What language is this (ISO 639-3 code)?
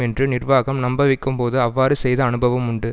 tam